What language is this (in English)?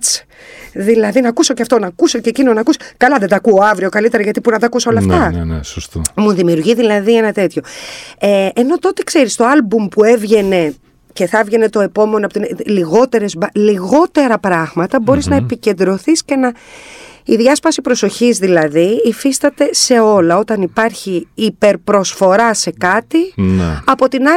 Greek